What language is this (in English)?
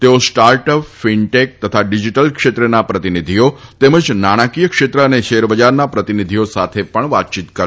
Gujarati